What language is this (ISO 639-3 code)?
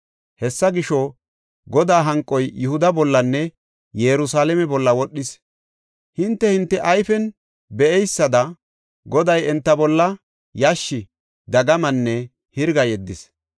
gof